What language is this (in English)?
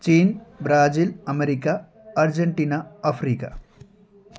Nepali